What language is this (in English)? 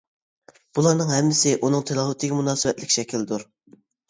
Uyghur